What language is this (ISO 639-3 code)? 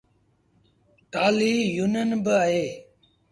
sbn